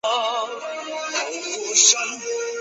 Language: Chinese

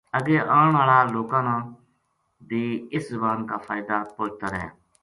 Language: Gujari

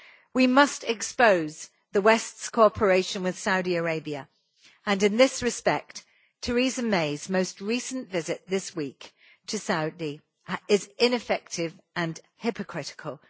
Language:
English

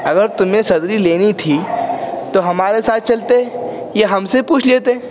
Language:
Urdu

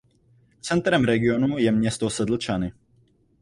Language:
Czech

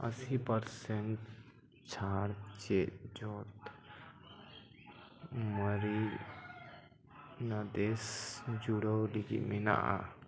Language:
Santali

